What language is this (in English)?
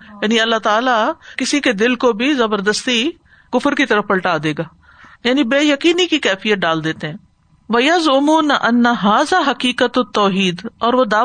Urdu